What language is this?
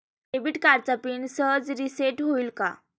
Marathi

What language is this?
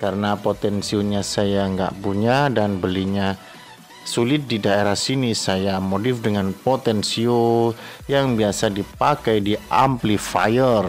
Indonesian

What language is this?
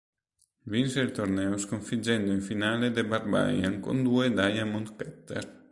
Italian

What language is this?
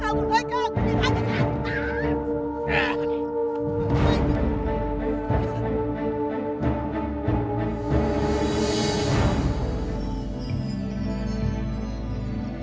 Indonesian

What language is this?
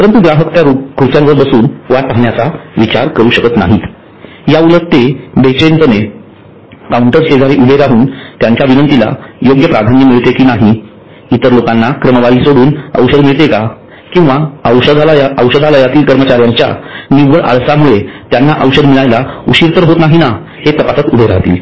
Marathi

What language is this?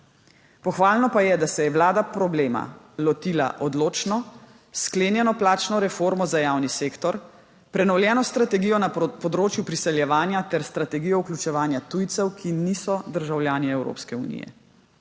Slovenian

